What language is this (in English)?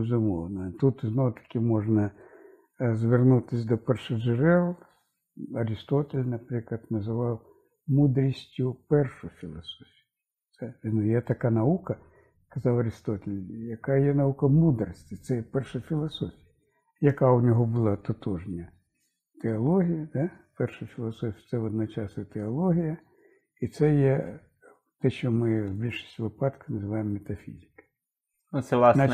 Ukrainian